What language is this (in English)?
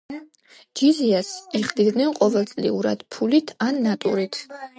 Georgian